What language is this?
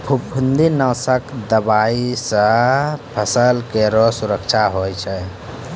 Maithili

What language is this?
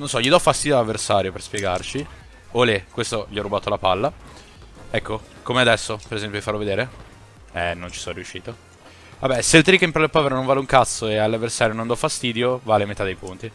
Italian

